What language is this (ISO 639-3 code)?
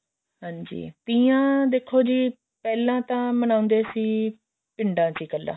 pan